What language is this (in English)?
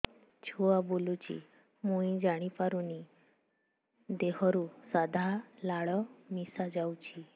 Odia